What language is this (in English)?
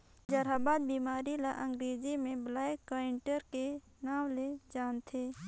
Chhattisgarhi